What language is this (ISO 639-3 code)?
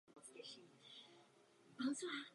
ces